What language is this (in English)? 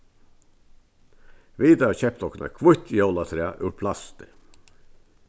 Faroese